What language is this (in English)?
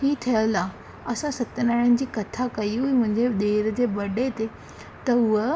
Sindhi